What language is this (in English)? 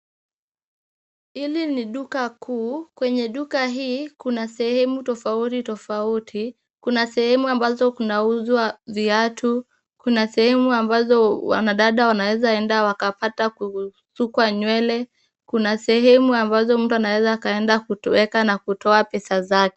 Swahili